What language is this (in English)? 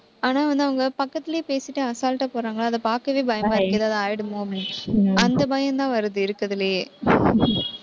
Tamil